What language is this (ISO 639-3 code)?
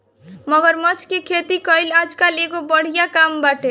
bho